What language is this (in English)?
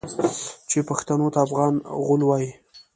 Pashto